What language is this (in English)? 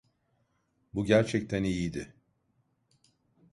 Turkish